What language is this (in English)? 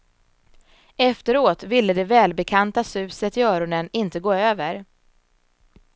Swedish